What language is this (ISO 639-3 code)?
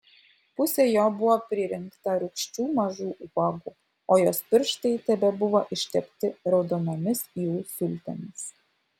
lit